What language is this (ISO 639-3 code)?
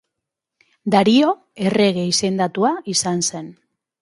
eus